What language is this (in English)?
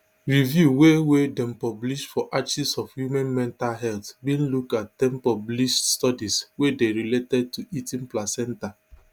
Nigerian Pidgin